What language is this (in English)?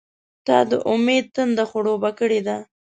Pashto